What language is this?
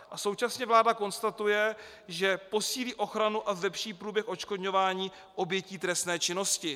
Czech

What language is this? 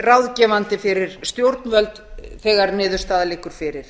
Icelandic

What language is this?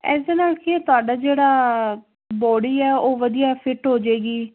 Punjabi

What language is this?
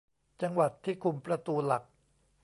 Thai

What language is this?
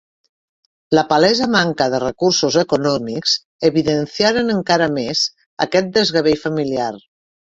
Catalan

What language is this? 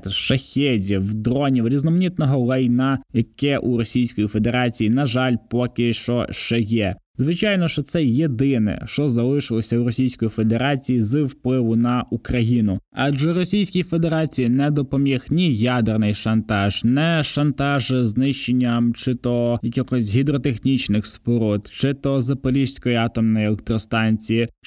Ukrainian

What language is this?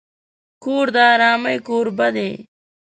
Pashto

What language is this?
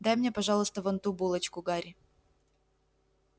Russian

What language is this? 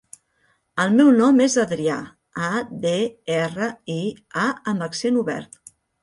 Catalan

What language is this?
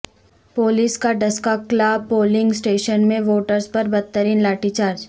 Urdu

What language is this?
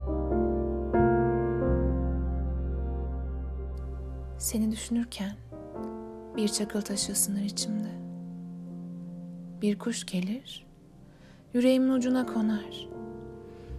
Turkish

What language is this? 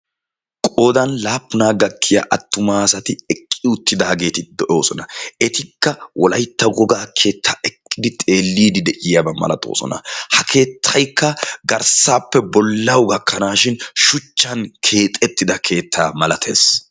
Wolaytta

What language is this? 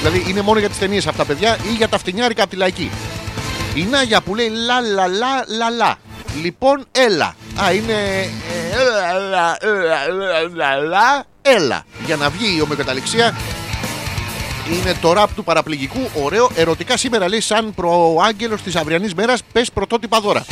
Greek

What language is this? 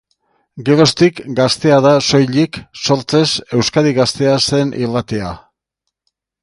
Basque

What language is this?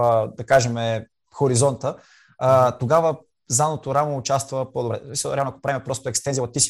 Bulgarian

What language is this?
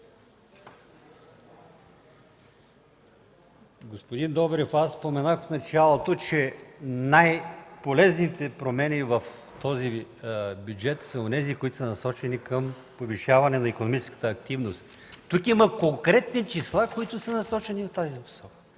Bulgarian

